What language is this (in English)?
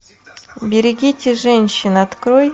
Russian